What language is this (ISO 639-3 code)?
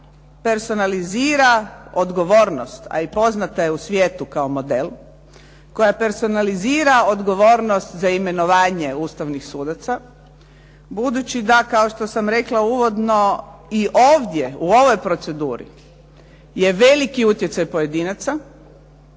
hrv